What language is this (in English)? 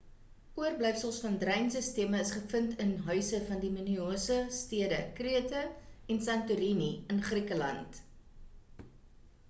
Afrikaans